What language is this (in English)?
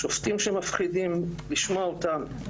Hebrew